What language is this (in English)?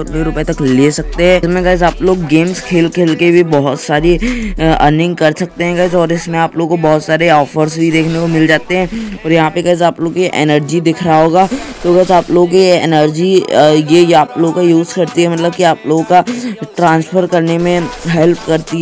Hindi